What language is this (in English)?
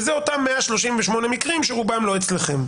Hebrew